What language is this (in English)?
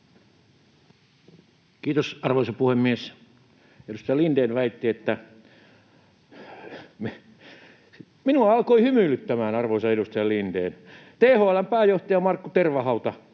Finnish